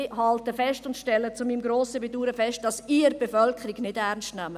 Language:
Swiss German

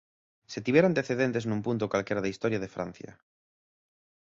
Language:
Galician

